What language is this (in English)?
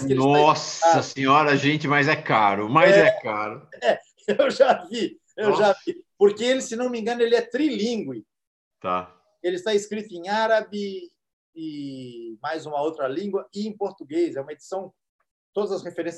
Portuguese